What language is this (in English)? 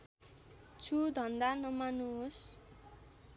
Nepali